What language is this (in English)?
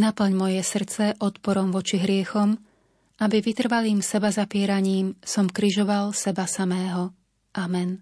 Slovak